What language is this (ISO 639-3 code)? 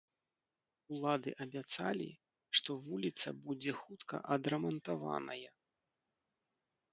bel